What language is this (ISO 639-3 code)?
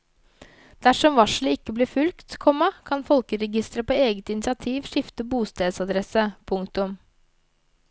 nor